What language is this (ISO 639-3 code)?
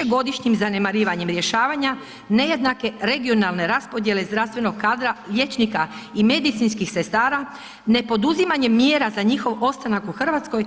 hrv